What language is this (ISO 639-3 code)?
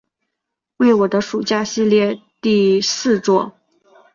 zho